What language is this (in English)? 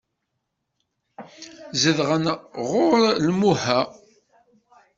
Kabyle